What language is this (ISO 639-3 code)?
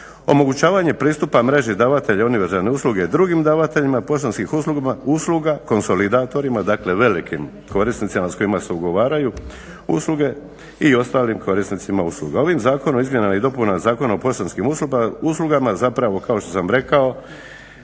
hrv